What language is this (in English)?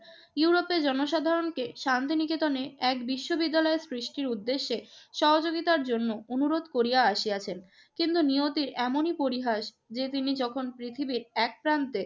Bangla